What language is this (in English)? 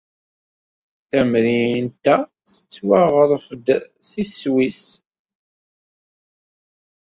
Kabyle